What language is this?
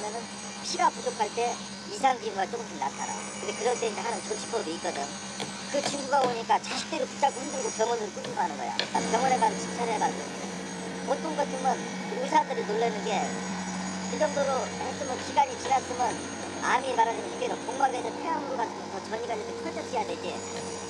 Korean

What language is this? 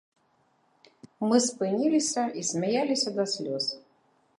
Belarusian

